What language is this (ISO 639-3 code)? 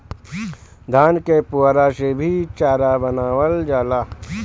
bho